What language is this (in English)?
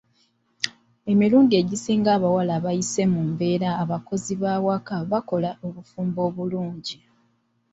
Ganda